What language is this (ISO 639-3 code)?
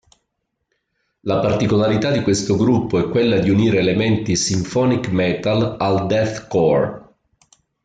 ita